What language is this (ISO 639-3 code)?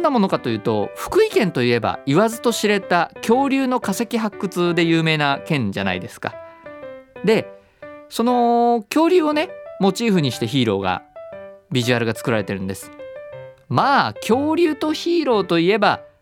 jpn